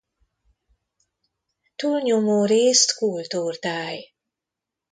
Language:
Hungarian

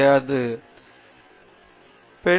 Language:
Tamil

